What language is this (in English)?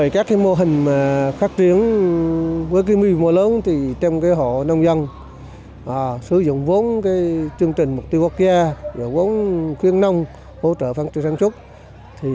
Vietnamese